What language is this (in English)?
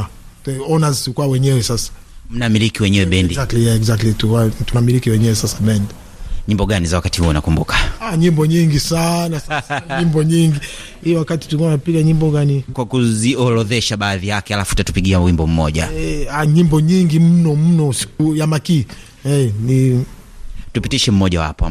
Swahili